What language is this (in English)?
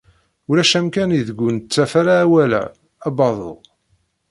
Kabyle